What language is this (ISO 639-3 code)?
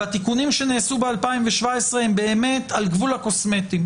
heb